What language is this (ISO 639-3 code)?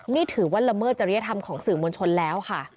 tha